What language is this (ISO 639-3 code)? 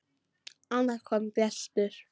isl